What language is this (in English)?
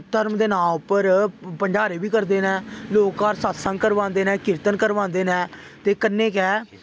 Dogri